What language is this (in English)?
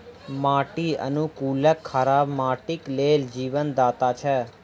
Maithili